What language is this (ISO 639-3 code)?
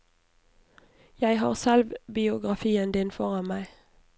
nor